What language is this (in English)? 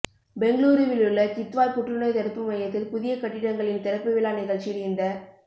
Tamil